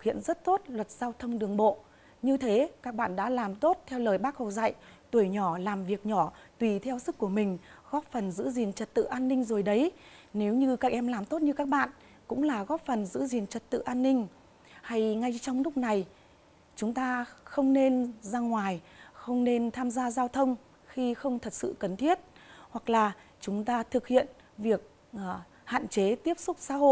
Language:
Vietnamese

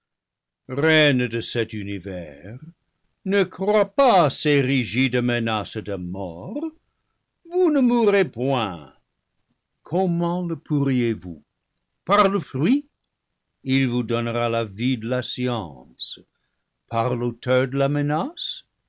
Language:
French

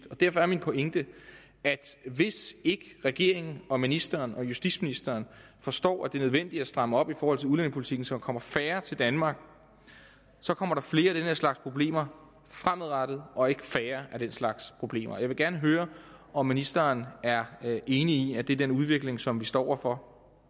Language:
Danish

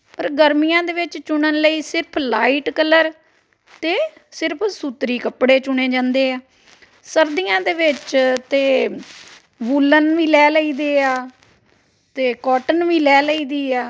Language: Punjabi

